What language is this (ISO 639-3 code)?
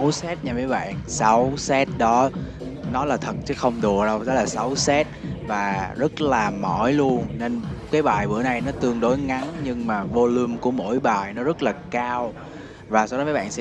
vie